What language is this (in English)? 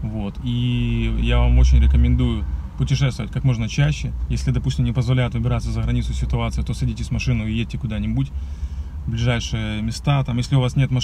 Russian